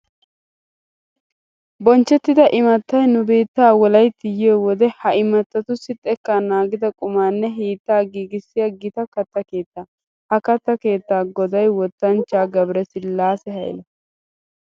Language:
Wolaytta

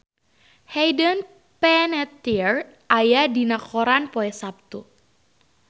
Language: Sundanese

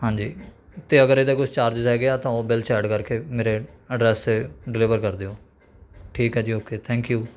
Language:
Punjabi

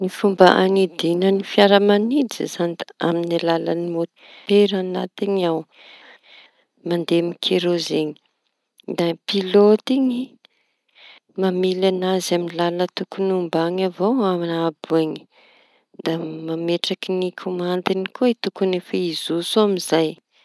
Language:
Tanosy Malagasy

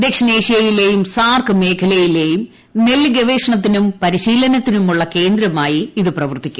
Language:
Malayalam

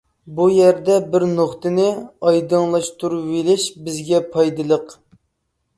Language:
Uyghur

